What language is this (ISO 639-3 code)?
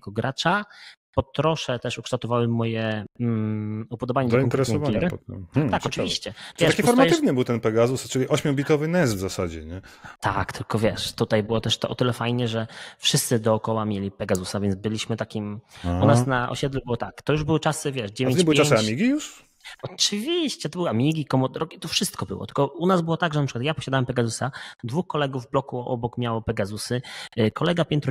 pol